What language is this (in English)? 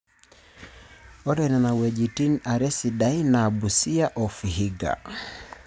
Masai